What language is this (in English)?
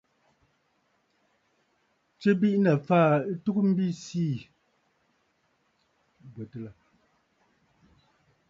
Bafut